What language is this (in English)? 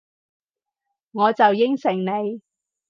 Cantonese